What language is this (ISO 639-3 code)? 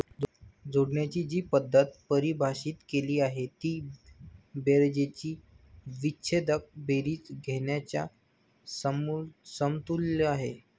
mar